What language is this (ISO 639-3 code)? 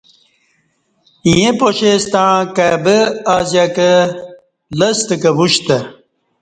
bsh